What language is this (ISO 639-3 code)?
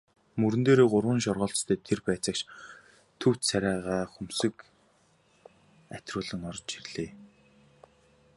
mon